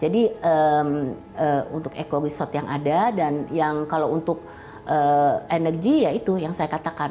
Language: Indonesian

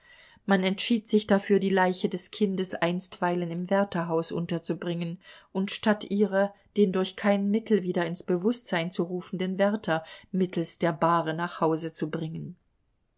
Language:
German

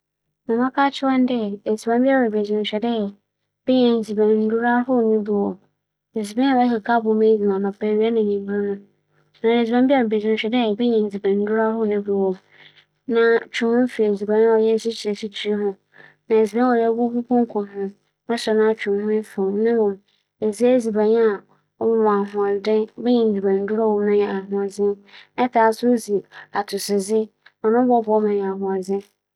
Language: Akan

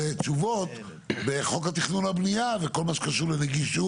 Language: Hebrew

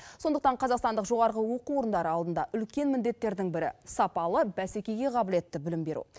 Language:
Kazakh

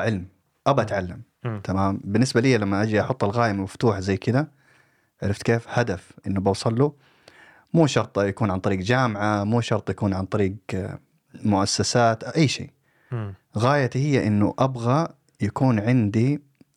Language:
Arabic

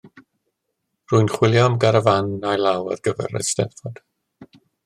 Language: Welsh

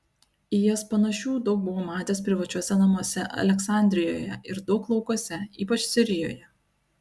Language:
Lithuanian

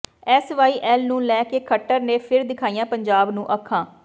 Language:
Punjabi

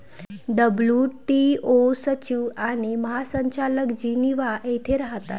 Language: Marathi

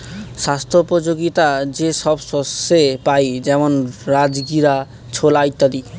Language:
Bangla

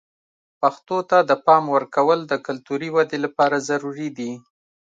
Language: Pashto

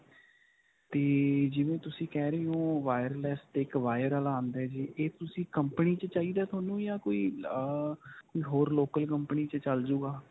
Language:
Punjabi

